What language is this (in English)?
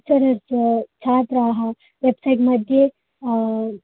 Sanskrit